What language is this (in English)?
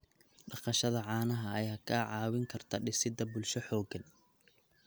Somali